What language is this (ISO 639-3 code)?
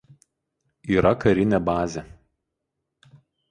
lit